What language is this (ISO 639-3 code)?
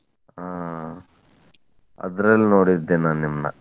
kan